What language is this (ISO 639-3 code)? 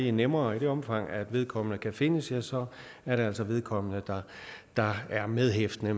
dan